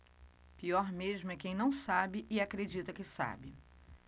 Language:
Portuguese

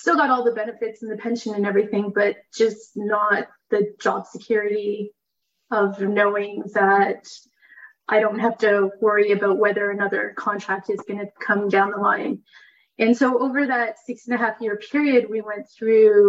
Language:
English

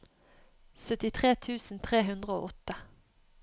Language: Norwegian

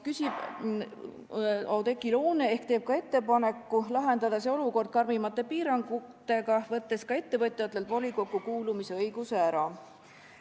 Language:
Estonian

